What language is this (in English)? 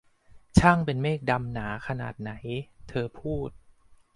Thai